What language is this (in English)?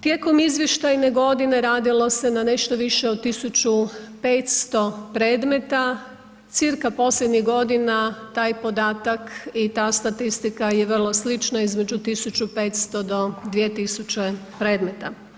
Croatian